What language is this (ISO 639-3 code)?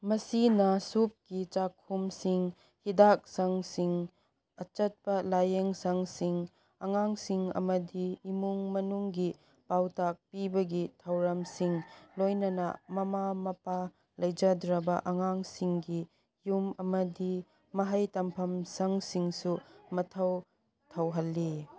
mni